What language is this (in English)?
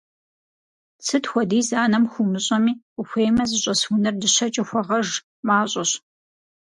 Kabardian